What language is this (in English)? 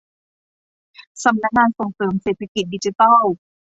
Thai